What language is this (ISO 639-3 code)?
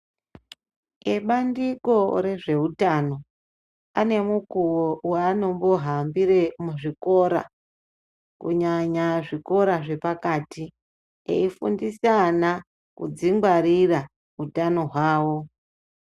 ndc